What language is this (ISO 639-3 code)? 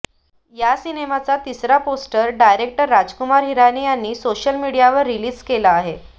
mar